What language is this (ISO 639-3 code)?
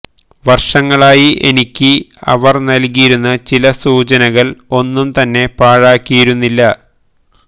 mal